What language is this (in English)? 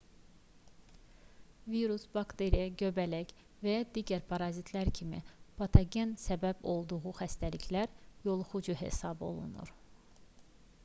Azerbaijani